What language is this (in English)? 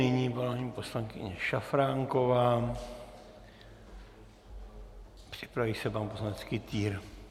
Czech